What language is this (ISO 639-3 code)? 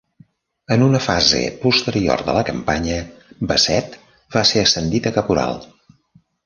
cat